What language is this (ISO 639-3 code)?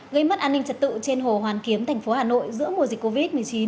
vie